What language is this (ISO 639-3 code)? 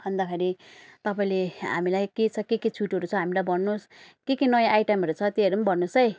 nep